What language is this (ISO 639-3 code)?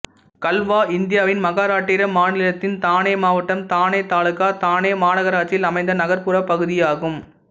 tam